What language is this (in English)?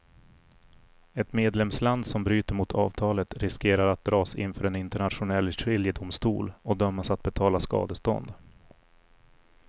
Swedish